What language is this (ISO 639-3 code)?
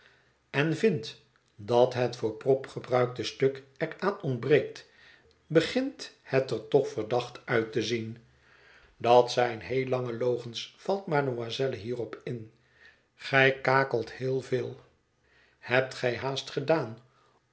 nld